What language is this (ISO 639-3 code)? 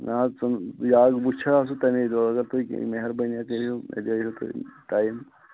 kas